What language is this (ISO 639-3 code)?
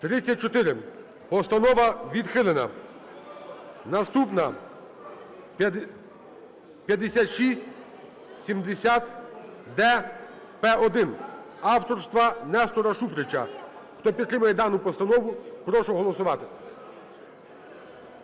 ukr